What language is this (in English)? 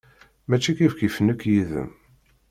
Kabyle